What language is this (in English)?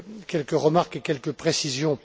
French